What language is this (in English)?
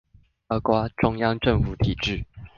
Chinese